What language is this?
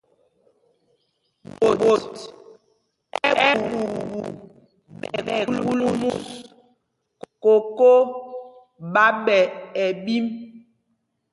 Mpumpong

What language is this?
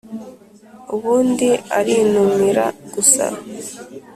Kinyarwanda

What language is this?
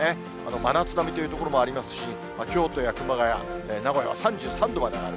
Japanese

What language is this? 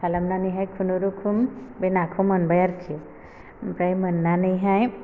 Bodo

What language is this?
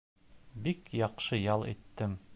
Bashkir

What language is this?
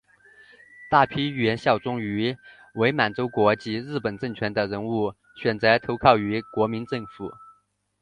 Chinese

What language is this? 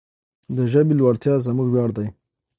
Pashto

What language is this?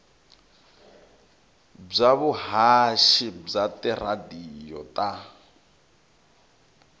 Tsonga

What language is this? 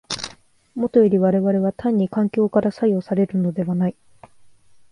Japanese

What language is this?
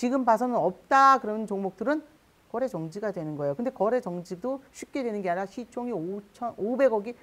Korean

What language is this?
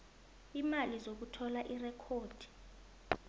South Ndebele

